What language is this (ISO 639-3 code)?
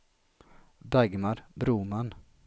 swe